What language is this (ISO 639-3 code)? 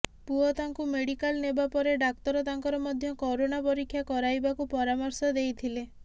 ori